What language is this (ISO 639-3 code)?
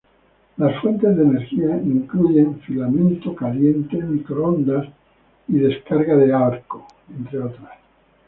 spa